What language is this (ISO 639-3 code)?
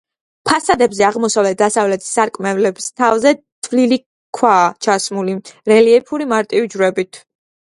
kat